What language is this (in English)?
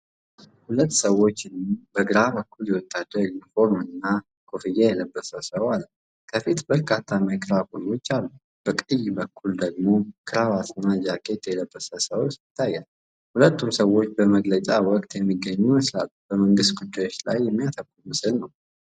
Amharic